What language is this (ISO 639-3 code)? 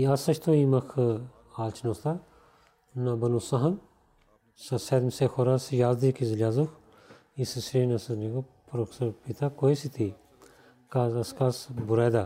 bul